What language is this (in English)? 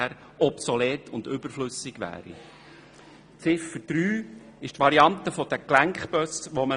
Swiss German